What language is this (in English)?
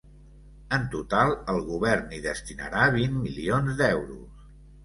Catalan